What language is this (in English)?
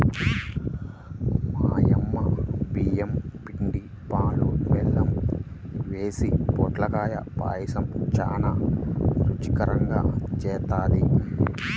Telugu